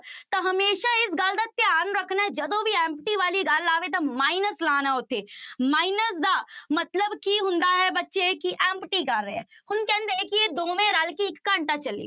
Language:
Punjabi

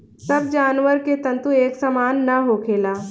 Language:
Bhojpuri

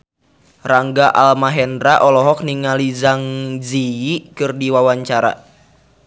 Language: Sundanese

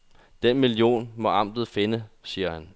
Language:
Danish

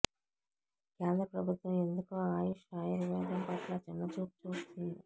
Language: Telugu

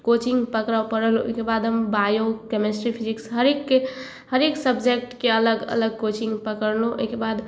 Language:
Maithili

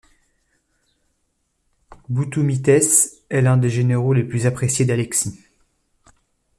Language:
French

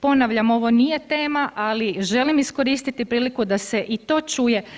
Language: Croatian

